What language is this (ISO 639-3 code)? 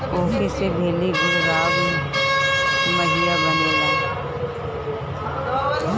bho